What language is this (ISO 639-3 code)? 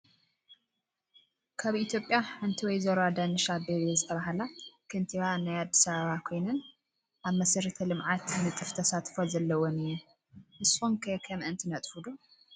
tir